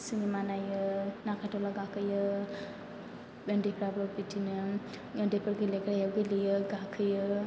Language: Bodo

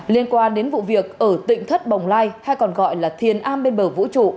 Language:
Vietnamese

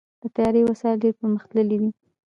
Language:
Pashto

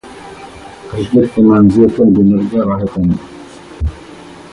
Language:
Arabic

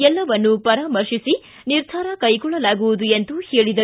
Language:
Kannada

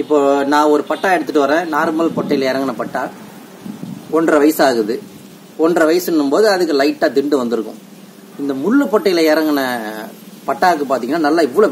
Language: Indonesian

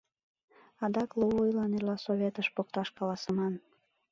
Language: Mari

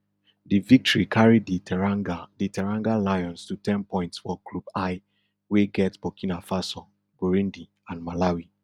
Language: Nigerian Pidgin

